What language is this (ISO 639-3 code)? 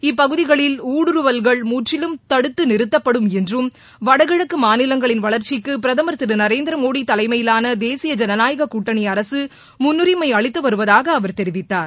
tam